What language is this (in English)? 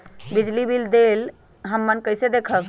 Magahi